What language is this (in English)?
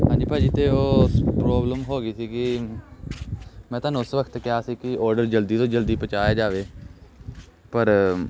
Punjabi